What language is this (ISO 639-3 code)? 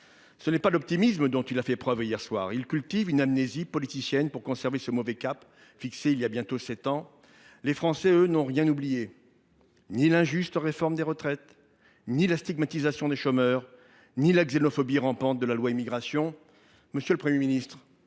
fra